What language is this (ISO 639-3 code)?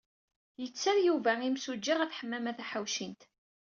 kab